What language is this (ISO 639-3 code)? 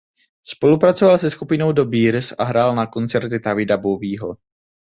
ces